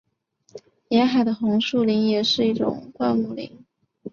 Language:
Chinese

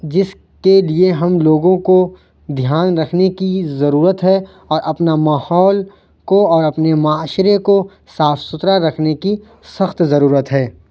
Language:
Urdu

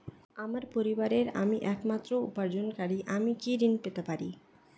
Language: Bangla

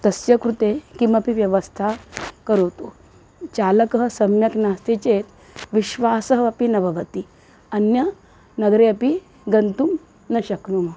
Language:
Sanskrit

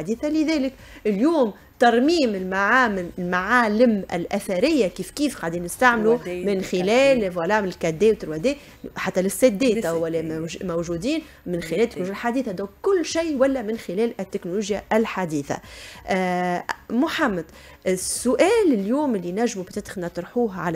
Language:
Arabic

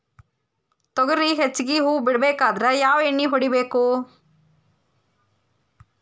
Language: Kannada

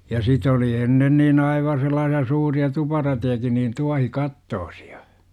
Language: Finnish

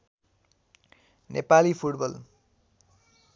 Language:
Nepali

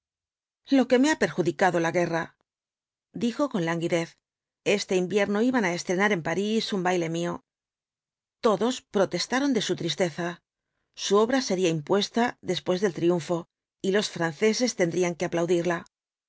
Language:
Spanish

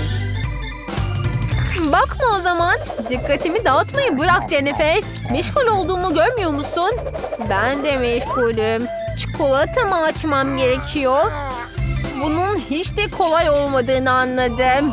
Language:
Turkish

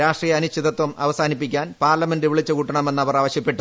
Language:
Malayalam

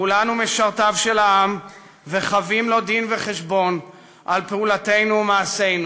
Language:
Hebrew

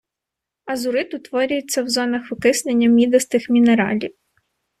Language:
Ukrainian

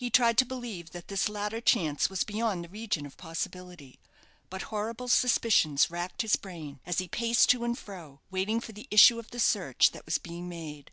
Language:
English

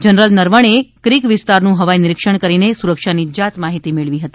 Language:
Gujarati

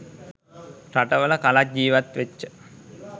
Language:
Sinhala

